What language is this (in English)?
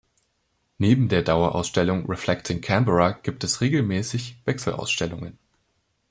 German